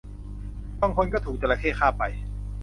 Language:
Thai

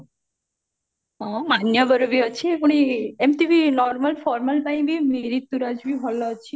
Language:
Odia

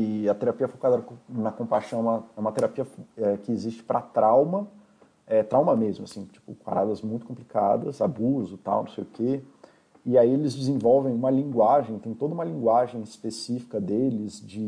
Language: Portuguese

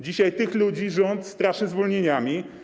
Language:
Polish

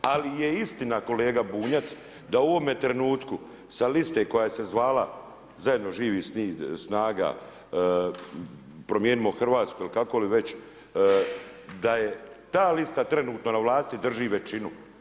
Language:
Croatian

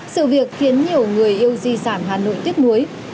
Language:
Vietnamese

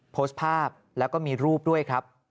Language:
Thai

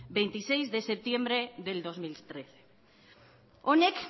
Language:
Spanish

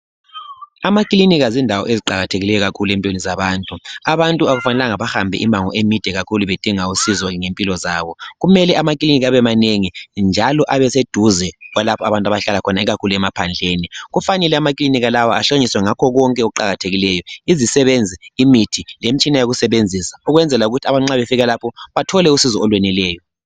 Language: North Ndebele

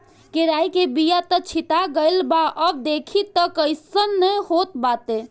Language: Bhojpuri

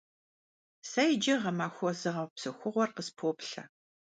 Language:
Kabardian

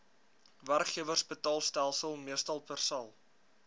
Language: Afrikaans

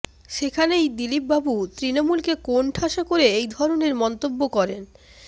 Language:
Bangla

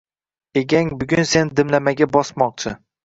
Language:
Uzbek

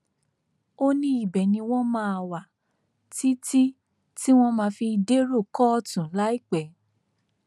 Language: Yoruba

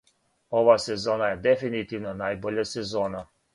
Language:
Serbian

